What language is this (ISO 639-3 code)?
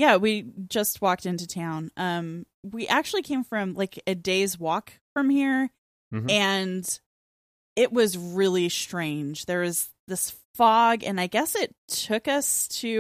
eng